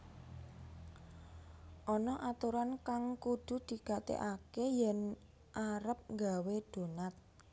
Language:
Javanese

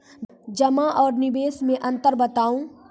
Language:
Maithili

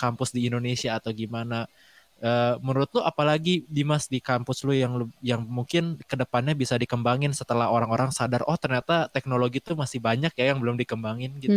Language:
Indonesian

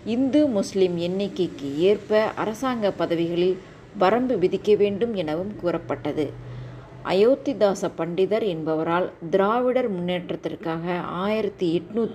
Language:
Tamil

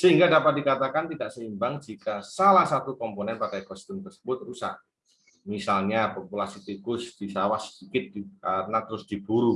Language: Indonesian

